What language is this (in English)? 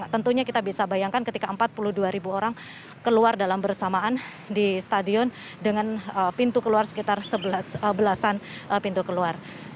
Indonesian